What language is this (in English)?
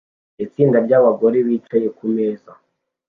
Kinyarwanda